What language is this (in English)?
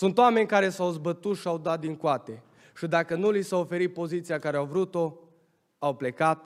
Romanian